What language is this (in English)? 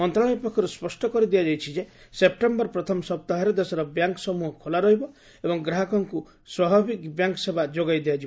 Odia